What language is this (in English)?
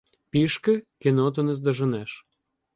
Ukrainian